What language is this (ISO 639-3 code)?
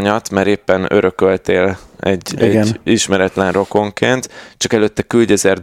hun